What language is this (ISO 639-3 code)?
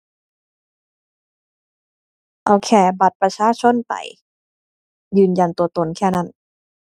tha